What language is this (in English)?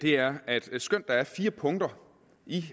Danish